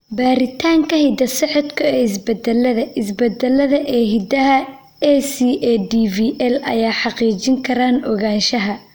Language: Somali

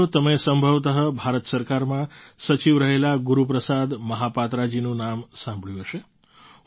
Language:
Gujarati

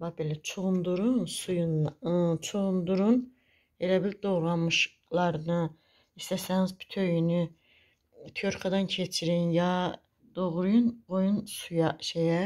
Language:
Turkish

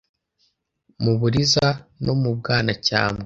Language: Kinyarwanda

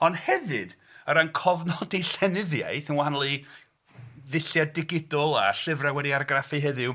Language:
Welsh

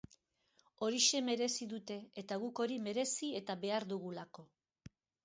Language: Basque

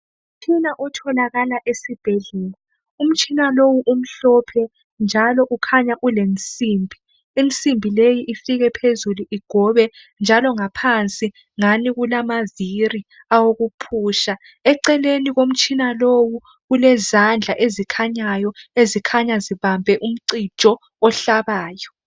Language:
North Ndebele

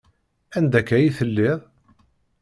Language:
Kabyle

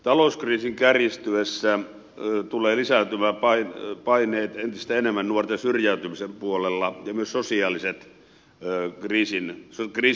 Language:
Finnish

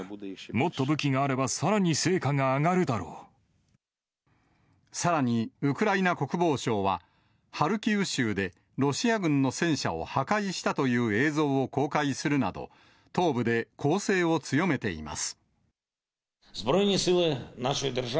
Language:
Japanese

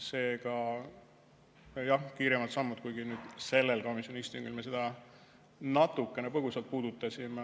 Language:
Estonian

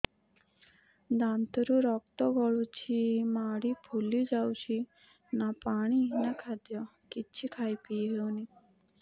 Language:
Odia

